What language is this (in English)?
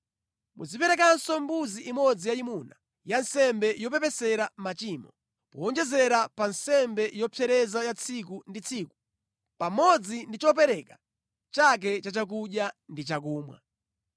Nyanja